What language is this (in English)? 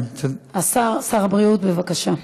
Hebrew